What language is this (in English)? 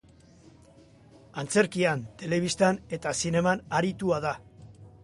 Basque